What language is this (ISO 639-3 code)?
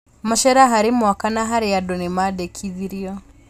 kik